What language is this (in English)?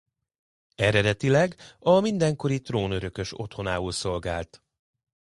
Hungarian